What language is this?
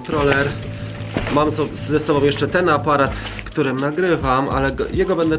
Polish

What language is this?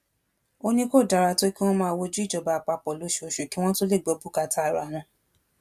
Yoruba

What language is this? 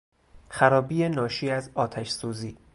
Persian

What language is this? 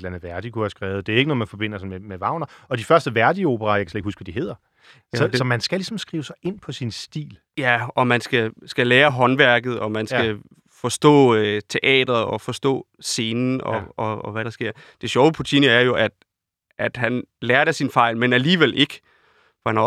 Danish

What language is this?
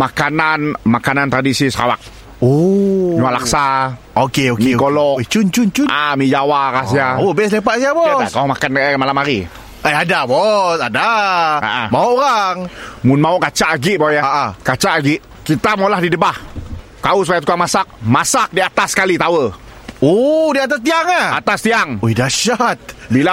Malay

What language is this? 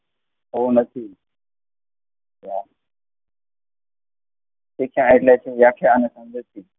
Gujarati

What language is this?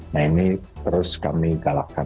Indonesian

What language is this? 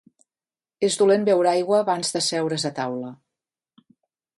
Catalan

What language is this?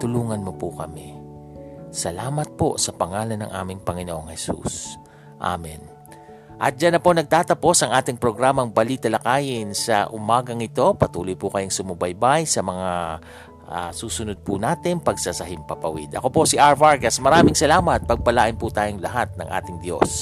Filipino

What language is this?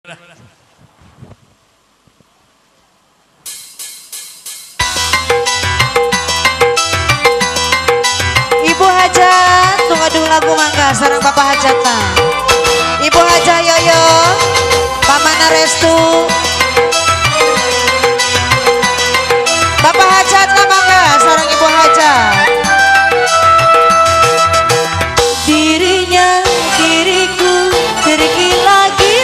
Indonesian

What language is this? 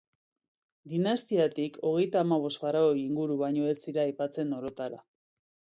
Basque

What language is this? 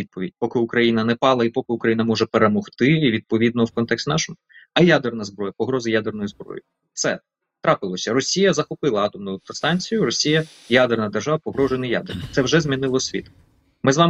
Ukrainian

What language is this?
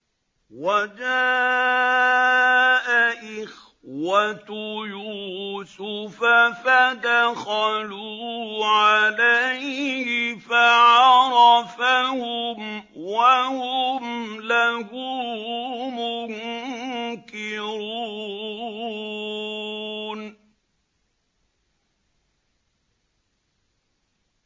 Arabic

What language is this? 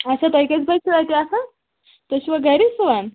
Kashmiri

